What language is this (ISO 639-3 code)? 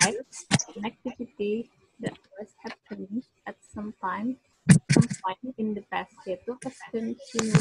ind